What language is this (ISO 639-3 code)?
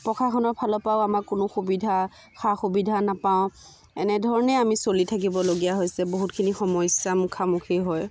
asm